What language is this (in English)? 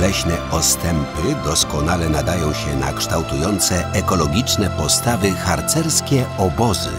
Polish